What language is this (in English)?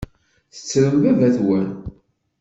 Kabyle